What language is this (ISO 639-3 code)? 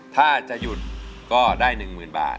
tha